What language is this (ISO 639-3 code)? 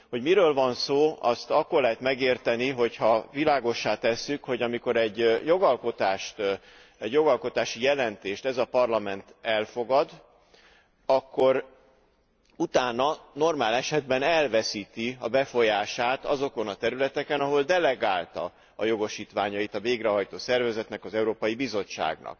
hun